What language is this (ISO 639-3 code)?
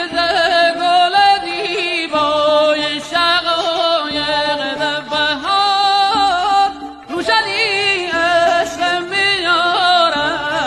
ara